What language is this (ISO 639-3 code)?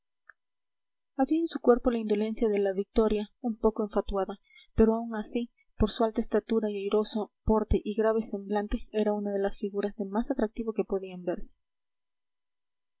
spa